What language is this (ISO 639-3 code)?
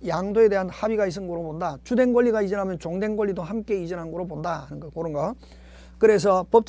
kor